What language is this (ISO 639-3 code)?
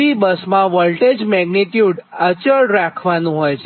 guj